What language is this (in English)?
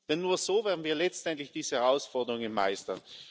German